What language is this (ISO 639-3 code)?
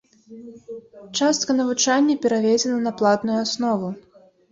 bel